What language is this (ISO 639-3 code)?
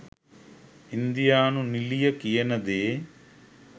sin